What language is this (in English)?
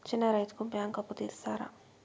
Telugu